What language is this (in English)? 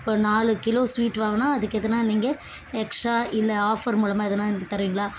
Tamil